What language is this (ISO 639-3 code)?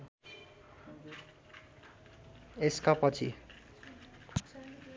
nep